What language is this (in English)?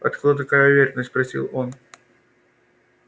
Russian